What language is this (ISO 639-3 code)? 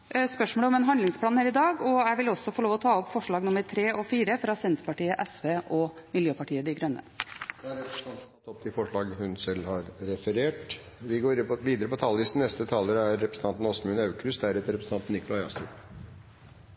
nob